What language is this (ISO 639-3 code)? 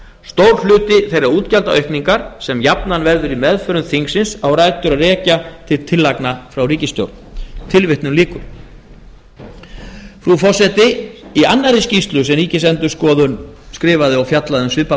isl